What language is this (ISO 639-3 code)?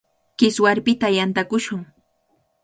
qvl